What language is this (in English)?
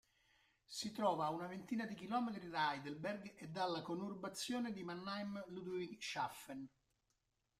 Italian